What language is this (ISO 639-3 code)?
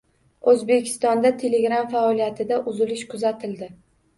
uzb